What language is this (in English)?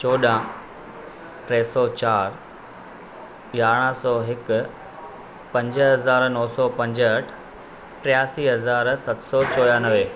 Sindhi